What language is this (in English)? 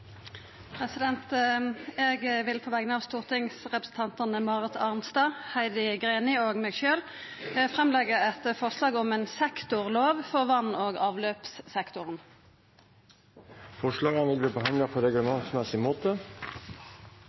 Norwegian